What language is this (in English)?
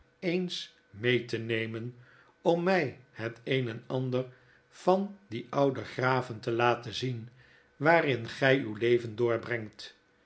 Dutch